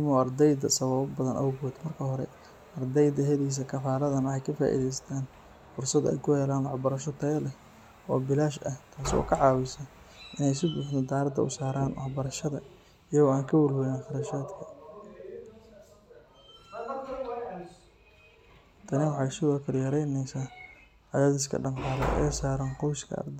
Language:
Somali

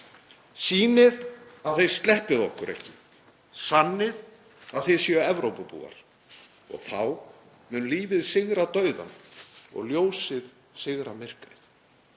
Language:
Icelandic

